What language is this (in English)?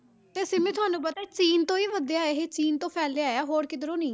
Punjabi